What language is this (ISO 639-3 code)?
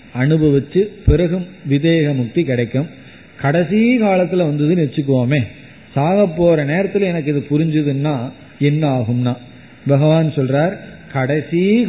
tam